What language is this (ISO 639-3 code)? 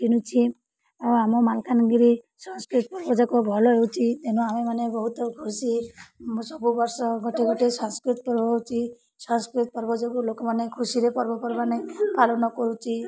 ori